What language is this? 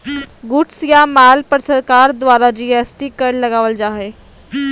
Magahi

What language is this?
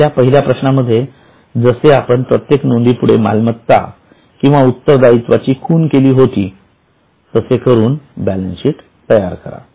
Marathi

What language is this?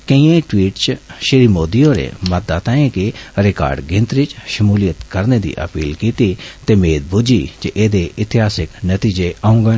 Dogri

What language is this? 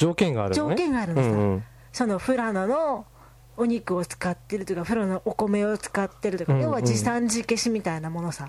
Japanese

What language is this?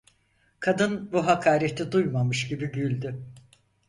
Turkish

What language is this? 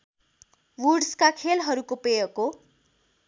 Nepali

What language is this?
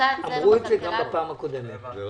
Hebrew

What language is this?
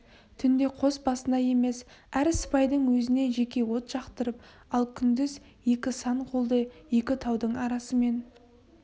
Kazakh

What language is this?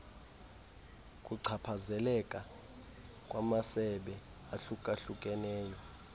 Xhosa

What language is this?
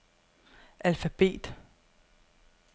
Danish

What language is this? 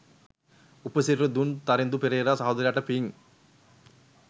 Sinhala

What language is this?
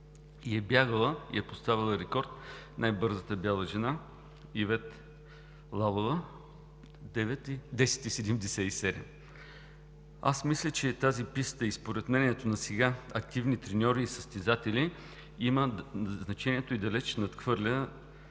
Bulgarian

